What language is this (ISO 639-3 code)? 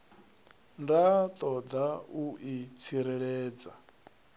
ven